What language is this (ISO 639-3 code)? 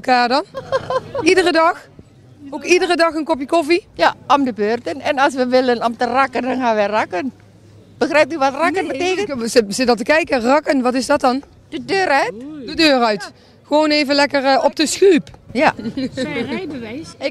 nld